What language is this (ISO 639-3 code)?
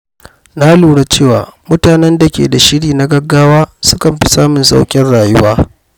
hau